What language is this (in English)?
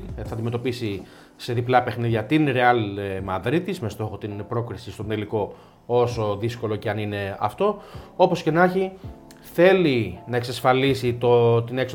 Greek